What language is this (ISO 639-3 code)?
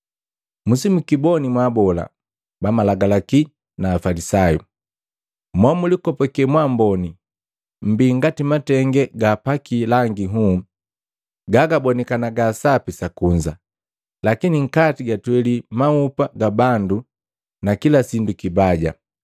mgv